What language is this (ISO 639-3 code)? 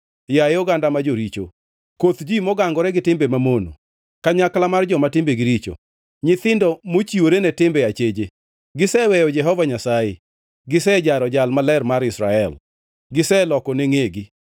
luo